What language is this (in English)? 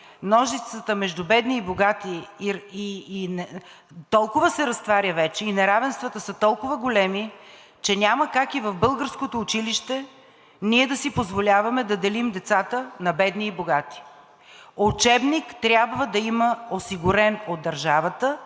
Bulgarian